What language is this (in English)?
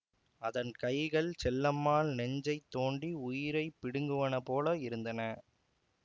Tamil